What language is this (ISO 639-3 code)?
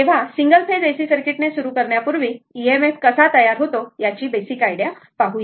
mar